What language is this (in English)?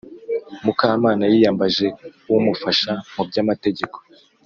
Kinyarwanda